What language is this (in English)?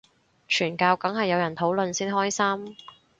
Cantonese